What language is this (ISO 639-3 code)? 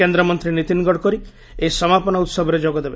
ori